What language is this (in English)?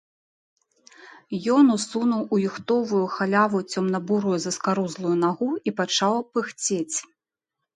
Belarusian